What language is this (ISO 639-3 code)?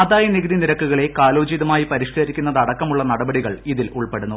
mal